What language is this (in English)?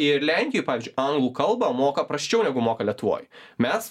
Lithuanian